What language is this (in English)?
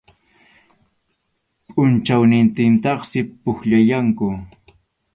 Arequipa-La Unión Quechua